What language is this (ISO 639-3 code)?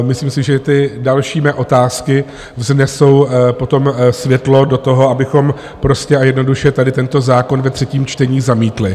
ces